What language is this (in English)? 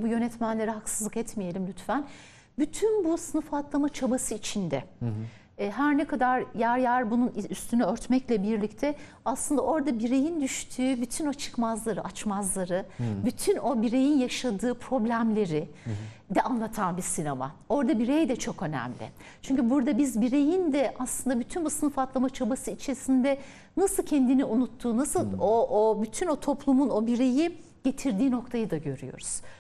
Turkish